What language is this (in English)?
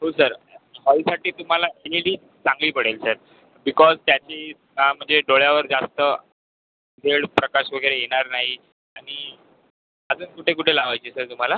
Marathi